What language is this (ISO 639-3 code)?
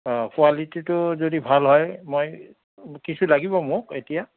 asm